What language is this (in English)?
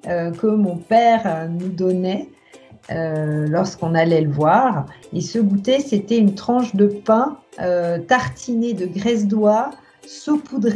French